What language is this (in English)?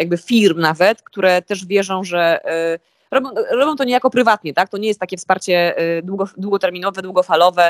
Polish